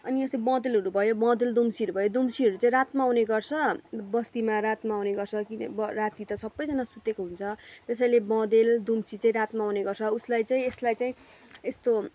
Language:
Nepali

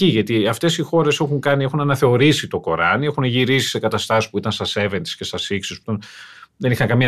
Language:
Greek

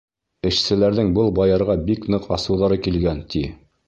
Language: Bashkir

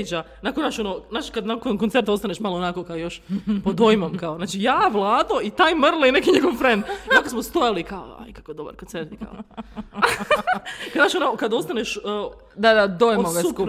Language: Croatian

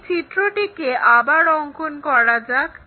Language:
Bangla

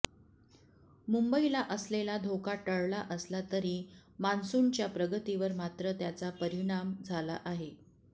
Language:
Marathi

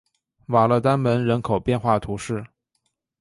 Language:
Chinese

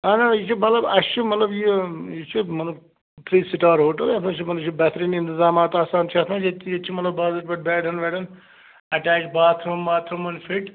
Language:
Kashmiri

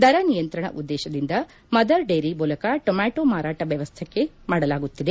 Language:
Kannada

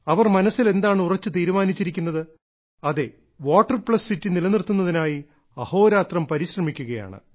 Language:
Malayalam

